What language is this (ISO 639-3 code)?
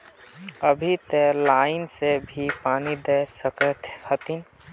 mag